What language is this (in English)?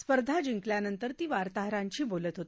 Marathi